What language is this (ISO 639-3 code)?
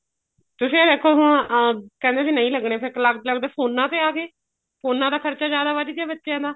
pan